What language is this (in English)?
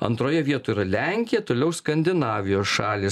Lithuanian